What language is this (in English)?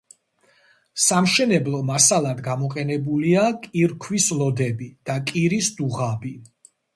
Georgian